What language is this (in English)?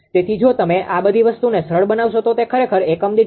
Gujarati